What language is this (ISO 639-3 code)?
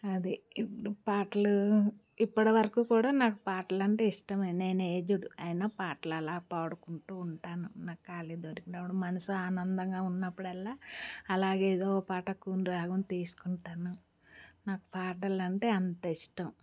tel